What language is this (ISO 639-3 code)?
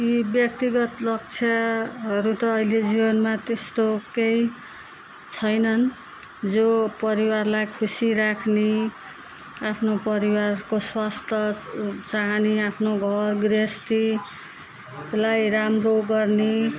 nep